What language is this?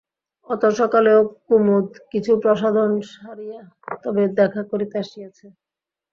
Bangla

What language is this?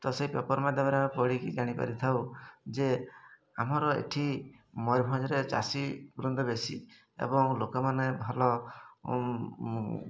Odia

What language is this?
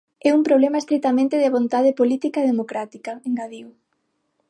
Galician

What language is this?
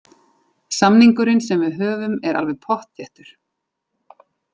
Icelandic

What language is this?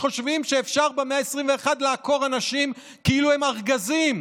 Hebrew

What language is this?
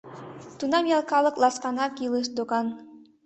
Mari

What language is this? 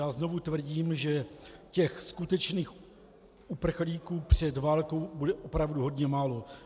Czech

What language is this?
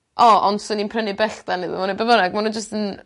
Welsh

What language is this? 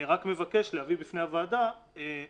Hebrew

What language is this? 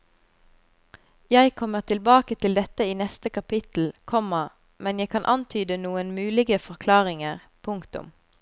Norwegian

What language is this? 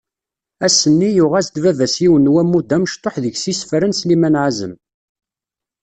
Kabyle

